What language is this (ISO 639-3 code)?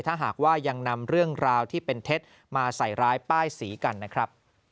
tha